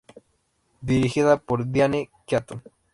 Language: Spanish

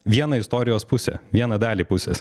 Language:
Lithuanian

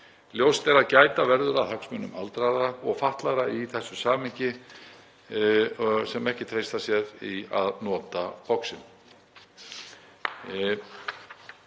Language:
Icelandic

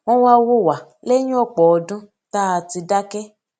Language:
Yoruba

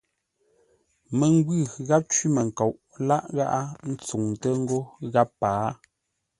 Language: Ngombale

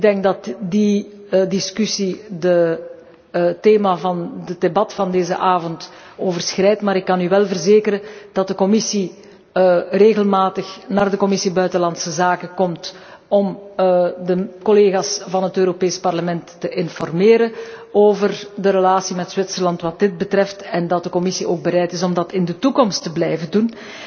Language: Dutch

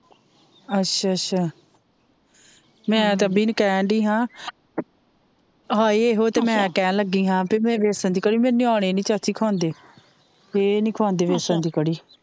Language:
Punjabi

